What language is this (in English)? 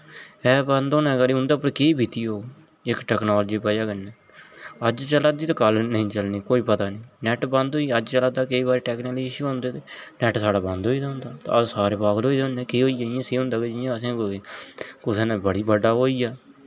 Dogri